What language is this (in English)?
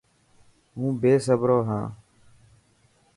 Dhatki